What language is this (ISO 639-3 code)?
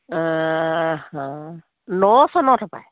asm